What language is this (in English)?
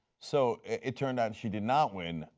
English